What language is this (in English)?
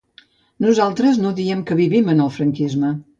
Catalan